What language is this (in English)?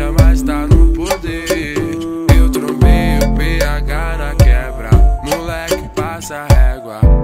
Romanian